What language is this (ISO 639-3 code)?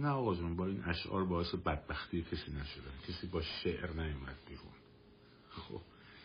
fas